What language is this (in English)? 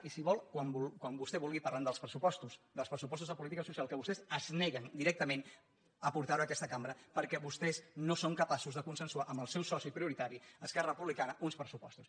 Catalan